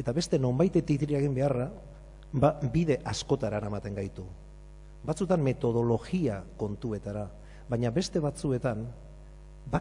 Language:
Spanish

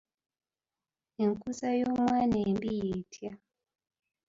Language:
Ganda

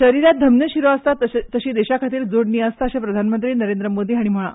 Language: Konkani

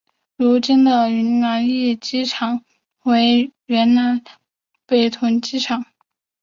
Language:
Chinese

